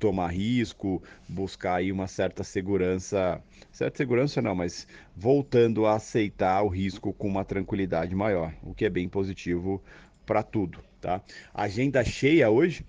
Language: Portuguese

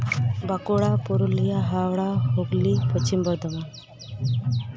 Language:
Santali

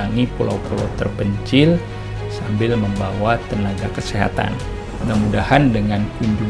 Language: Indonesian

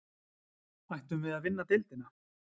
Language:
Icelandic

